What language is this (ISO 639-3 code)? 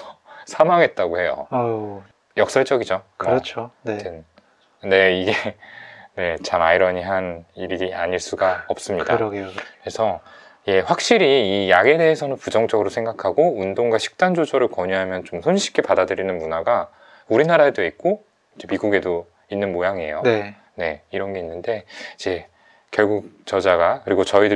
kor